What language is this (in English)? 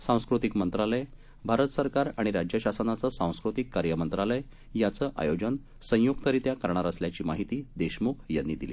Marathi